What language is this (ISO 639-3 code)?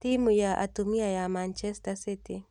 kik